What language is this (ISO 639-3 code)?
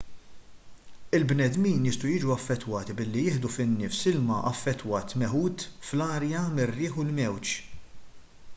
mlt